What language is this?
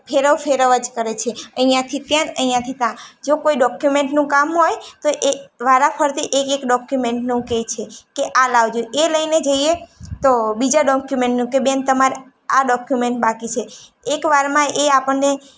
Gujarati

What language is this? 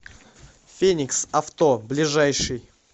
Russian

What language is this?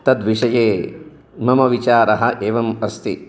Sanskrit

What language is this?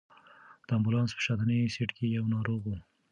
Pashto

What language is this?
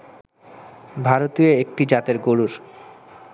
Bangla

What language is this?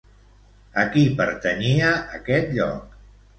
Catalan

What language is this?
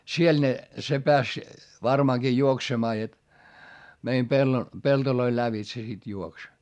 Finnish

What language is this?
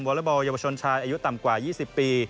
Thai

